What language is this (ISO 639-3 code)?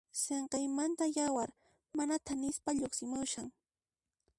qxp